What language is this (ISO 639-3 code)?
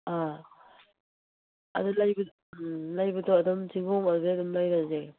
mni